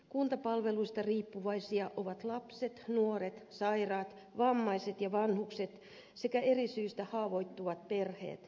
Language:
Finnish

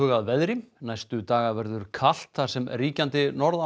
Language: Icelandic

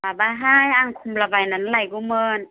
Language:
Bodo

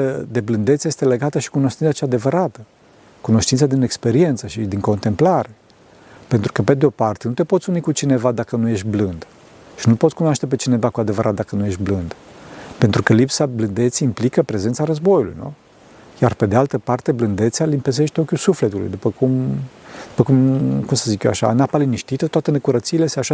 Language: Romanian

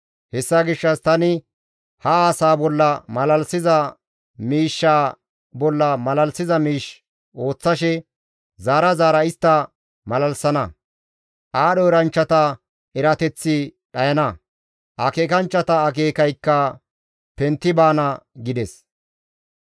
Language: Gamo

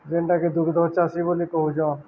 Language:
Odia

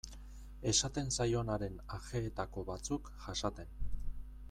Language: Basque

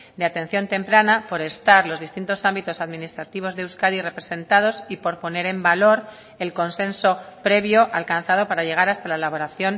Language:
Spanish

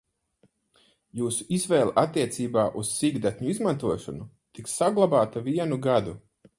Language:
Latvian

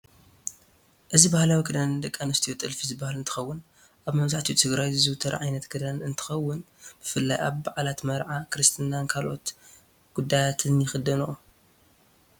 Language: Tigrinya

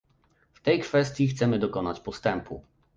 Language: Polish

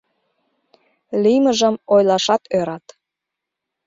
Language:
Mari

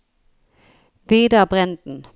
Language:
Norwegian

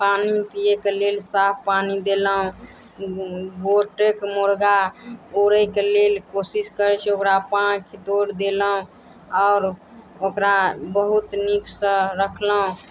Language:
Maithili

